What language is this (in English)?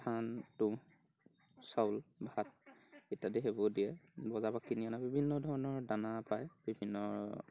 Assamese